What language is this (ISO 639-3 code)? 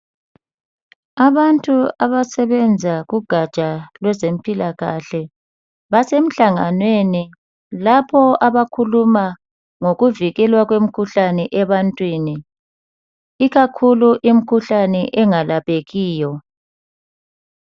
nde